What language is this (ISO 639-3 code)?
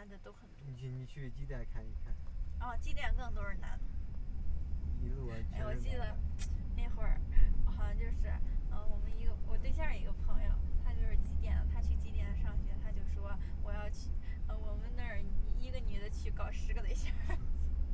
zho